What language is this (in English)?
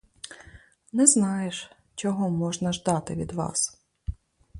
Ukrainian